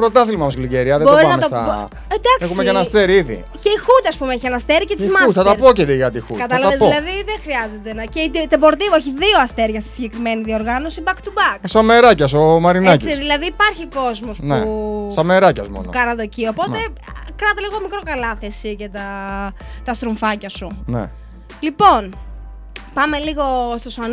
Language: Greek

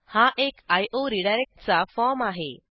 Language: Marathi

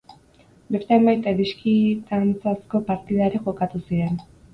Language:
Basque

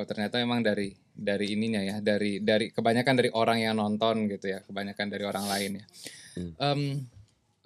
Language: Indonesian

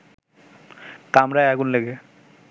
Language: Bangla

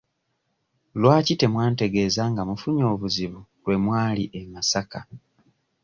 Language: Ganda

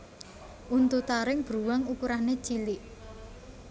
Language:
Javanese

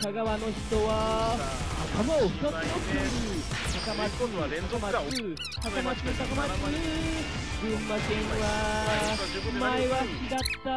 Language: Japanese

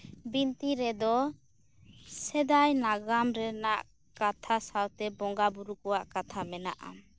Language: Santali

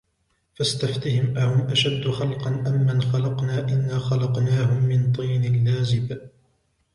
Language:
Arabic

